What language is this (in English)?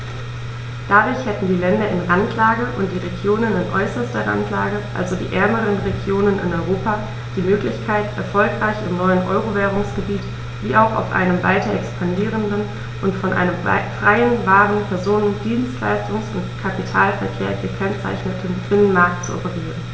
German